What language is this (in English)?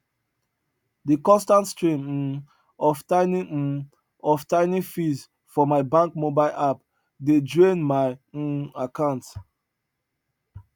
Nigerian Pidgin